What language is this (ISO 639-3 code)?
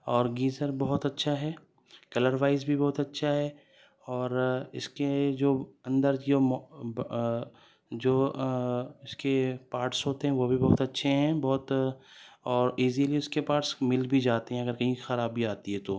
urd